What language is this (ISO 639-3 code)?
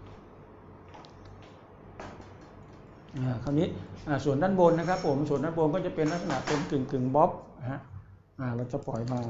tha